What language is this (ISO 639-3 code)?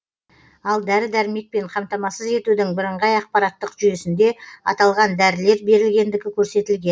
kaz